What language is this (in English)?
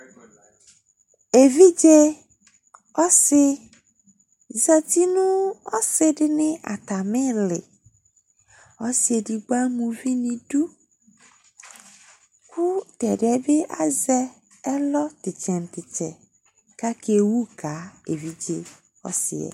Ikposo